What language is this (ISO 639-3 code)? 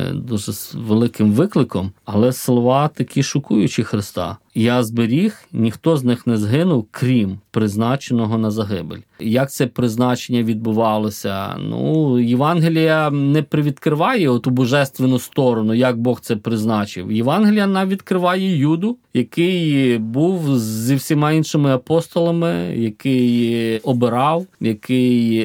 ukr